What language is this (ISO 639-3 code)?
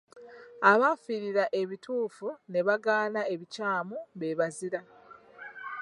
lug